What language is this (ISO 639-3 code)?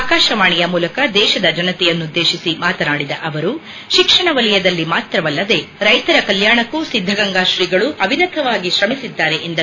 kan